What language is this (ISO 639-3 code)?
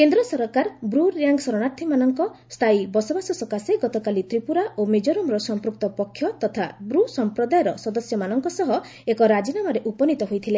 ori